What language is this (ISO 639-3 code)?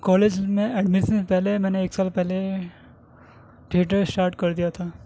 urd